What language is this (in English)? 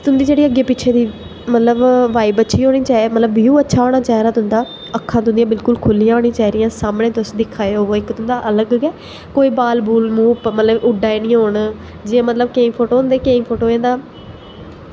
Dogri